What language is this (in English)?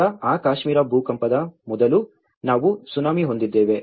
Kannada